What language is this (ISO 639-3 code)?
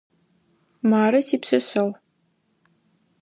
ady